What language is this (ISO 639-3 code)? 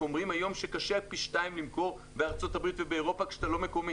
heb